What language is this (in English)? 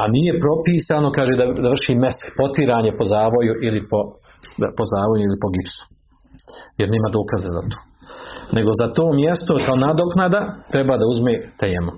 Croatian